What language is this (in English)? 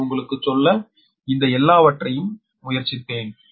Tamil